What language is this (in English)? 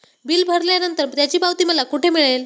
Marathi